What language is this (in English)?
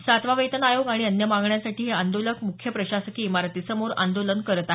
Marathi